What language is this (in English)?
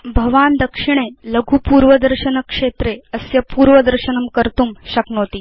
Sanskrit